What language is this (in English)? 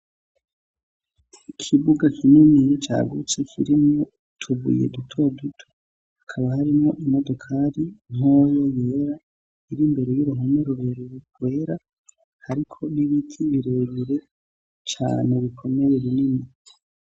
Rundi